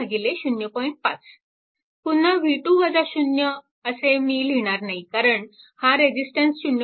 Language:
Marathi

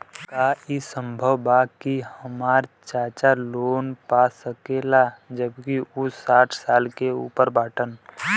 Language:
Bhojpuri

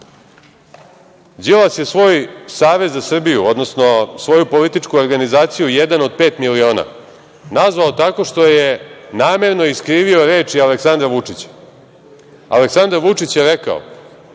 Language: Serbian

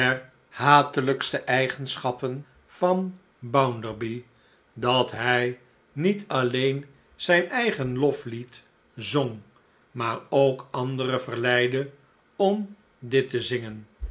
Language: Dutch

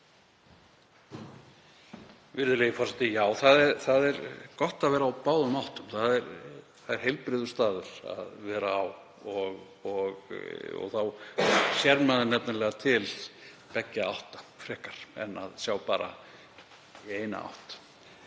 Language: Icelandic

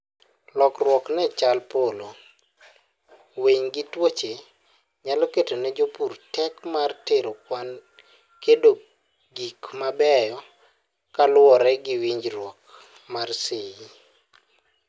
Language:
Luo (Kenya and Tanzania)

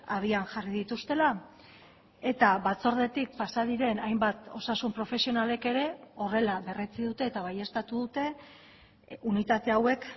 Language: Basque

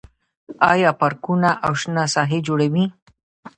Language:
Pashto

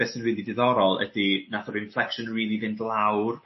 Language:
Welsh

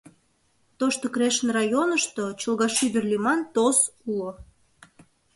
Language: Mari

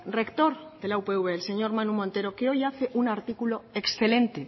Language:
Spanish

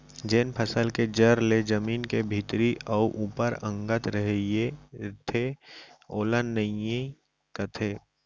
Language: Chhattisgarhi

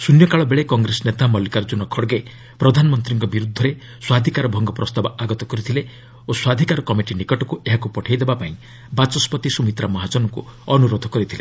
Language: Odia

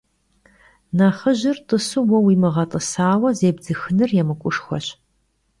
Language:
Kabardian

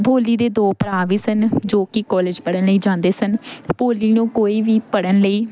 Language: Punjabi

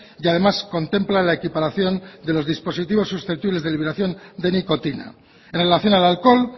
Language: Spanish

